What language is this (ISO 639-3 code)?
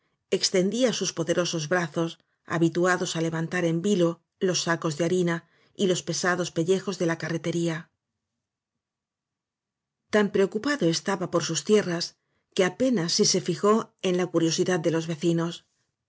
spa